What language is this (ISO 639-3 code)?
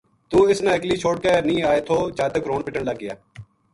gju